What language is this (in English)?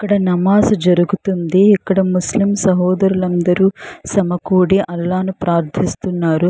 Telugu